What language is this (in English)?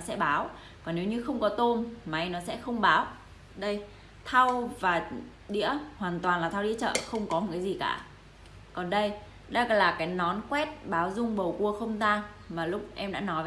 Vietnamese